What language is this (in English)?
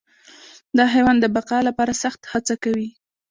Pashto